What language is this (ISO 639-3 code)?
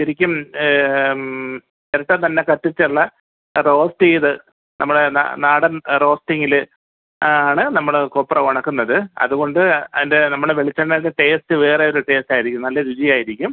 mal